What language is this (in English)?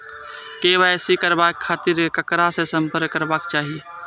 Maithili